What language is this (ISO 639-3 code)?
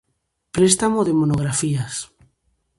glg